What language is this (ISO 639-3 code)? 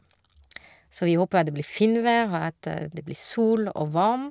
nor